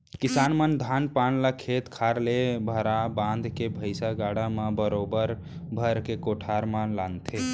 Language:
Chhattisgarhi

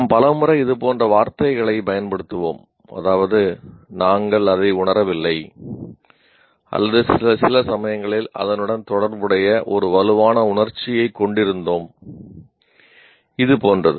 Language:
Tamil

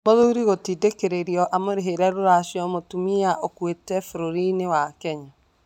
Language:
Kikuyu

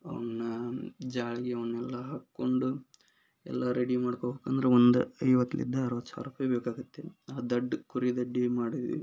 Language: Kannada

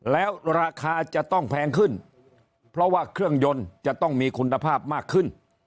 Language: Thai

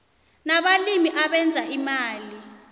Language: South Ndebele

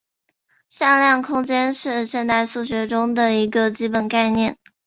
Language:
Chinese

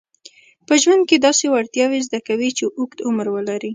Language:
Pashto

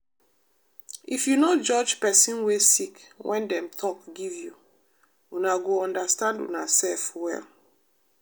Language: Nigerian Pidgin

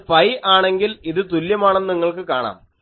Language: Malayalam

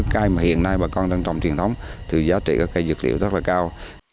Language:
Vietnamese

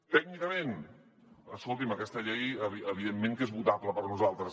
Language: Catalan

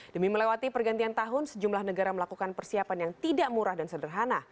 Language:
Indonesian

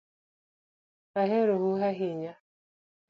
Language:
Luo (Kenya and Tanzania)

